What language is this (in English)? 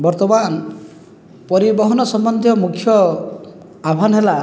Odia